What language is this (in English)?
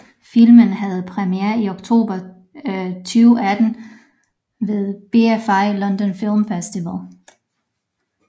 Danish